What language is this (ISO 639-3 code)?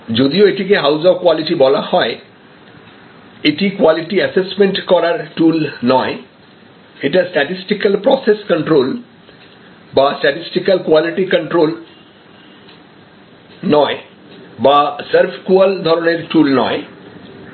ben